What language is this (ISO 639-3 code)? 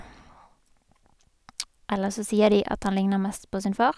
nor